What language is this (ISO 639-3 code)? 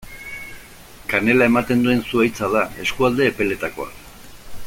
eus